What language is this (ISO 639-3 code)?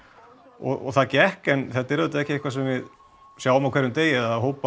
isl